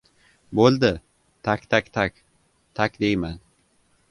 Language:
Uzbek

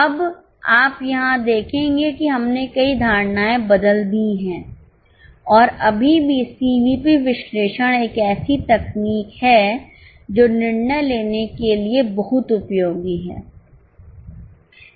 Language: Hindi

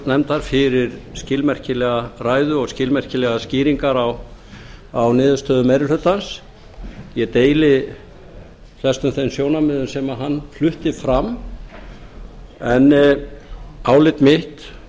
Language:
Icelandic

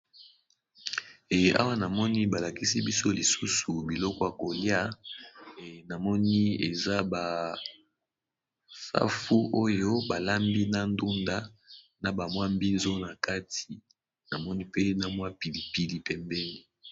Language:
Lingala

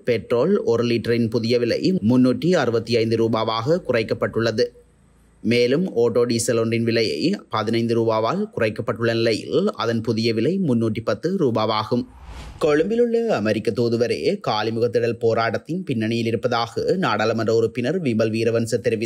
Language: Arabic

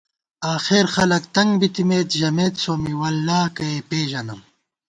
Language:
Gawar-Bati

